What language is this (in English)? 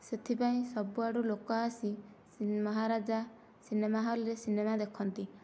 Odia